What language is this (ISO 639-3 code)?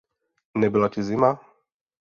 ces